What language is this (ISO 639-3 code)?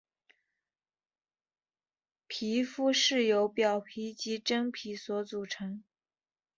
zho